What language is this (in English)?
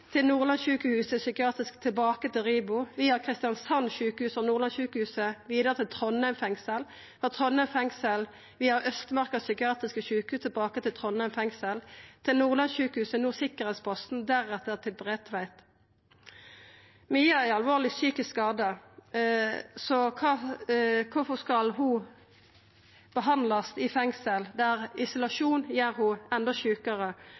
Norwegian Nynorsk